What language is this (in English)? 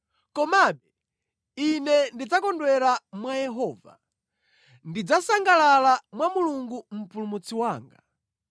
Nyanja